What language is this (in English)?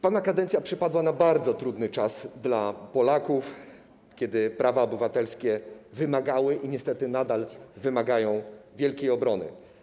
Polish